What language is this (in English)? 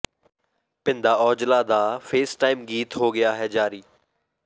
Punjabi